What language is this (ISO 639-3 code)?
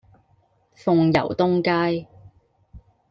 yue